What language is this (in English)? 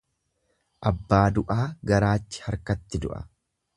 Oromo